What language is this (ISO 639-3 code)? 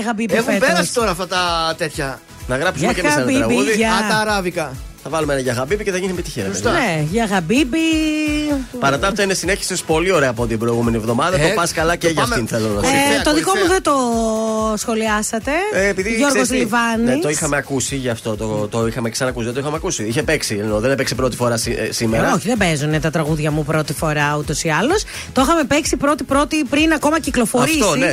ell